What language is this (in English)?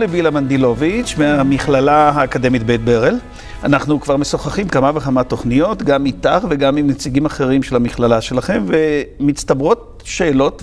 Hebrew